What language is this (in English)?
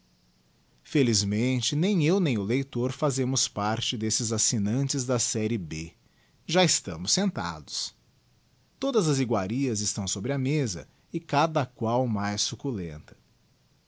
Portuguese